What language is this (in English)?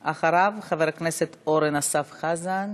Hebrew